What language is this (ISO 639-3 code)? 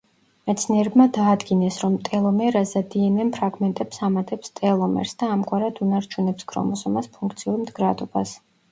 kat